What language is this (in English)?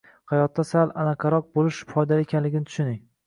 Uzbek